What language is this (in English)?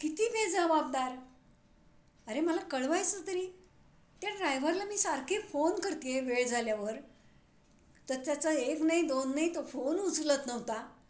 Marathi